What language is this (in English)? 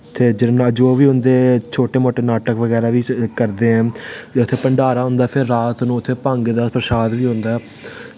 Dogri